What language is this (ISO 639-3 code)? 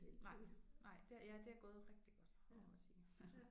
dan